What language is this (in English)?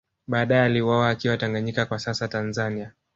Swahili